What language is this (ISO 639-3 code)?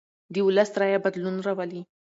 pus